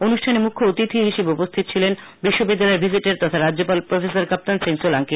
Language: Bangla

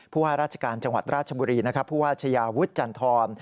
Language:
Thai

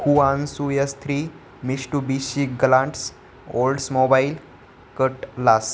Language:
Marathi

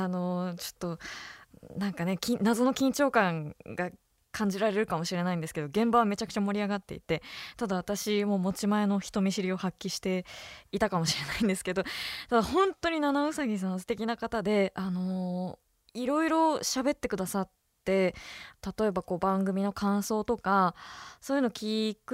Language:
Japanese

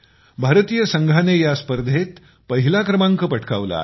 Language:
Marathi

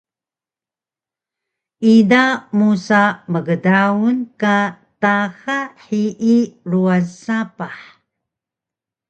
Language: Taroko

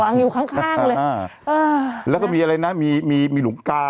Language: Thai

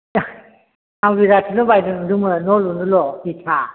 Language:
Bodo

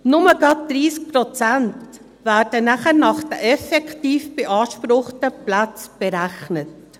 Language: Swiss German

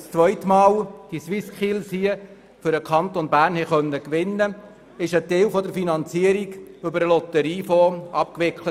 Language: Swiss German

